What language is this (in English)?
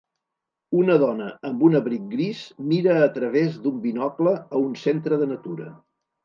Catalan